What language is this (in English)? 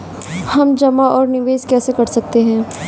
Hindi